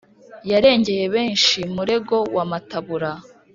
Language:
Kinyarwanda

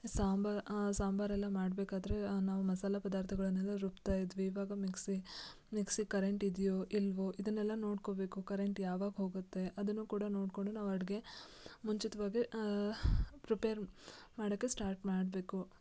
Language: Kannada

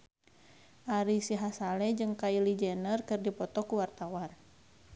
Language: Sundanese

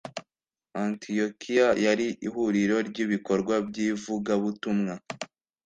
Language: Kinyarwanda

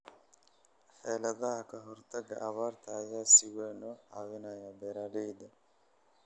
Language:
Somali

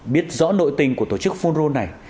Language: Vietnamese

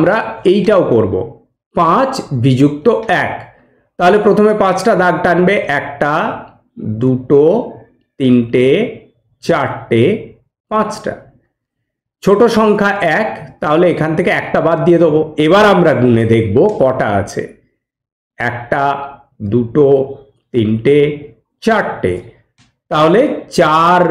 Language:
Bangla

